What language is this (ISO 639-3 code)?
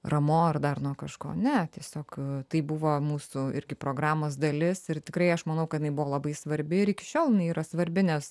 lit